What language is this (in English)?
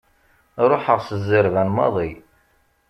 Kabyle